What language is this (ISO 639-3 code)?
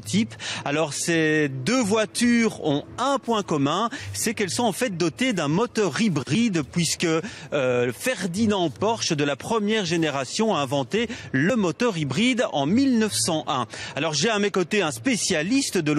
fra